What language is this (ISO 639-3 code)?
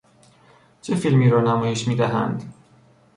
fas